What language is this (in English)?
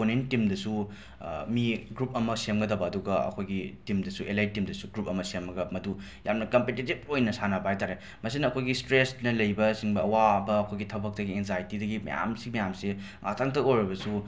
Manipuri